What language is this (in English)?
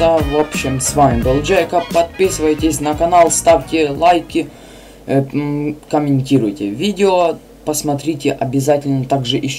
Russian